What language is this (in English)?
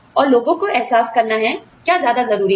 Hindi